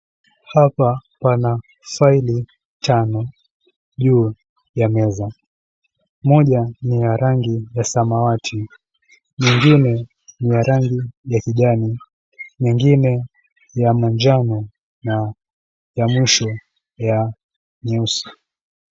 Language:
Swahili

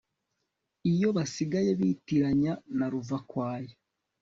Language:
Kinyarwanda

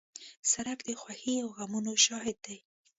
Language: Pashto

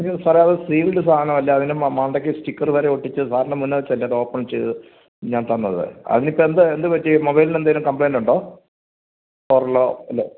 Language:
Malayalam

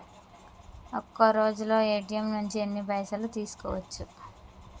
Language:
Telugu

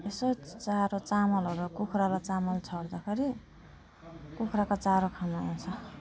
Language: Nepali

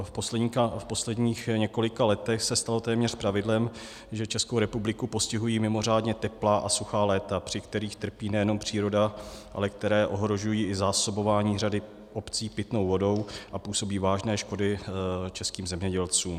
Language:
Czech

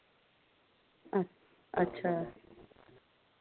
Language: Dogri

